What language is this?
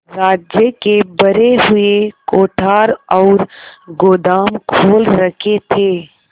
Hindi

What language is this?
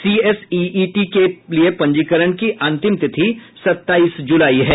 Hindi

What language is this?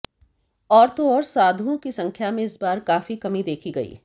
Hindi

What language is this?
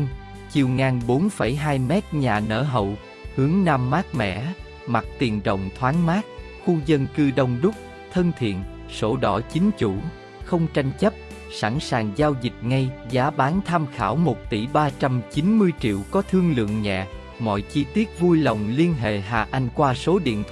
Vietnamese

